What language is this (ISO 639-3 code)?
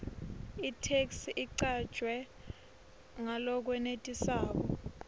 ssw